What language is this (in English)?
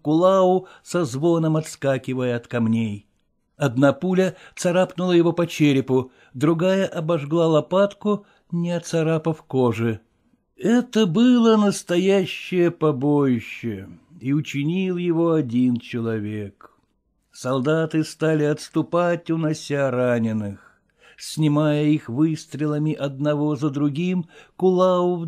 Russian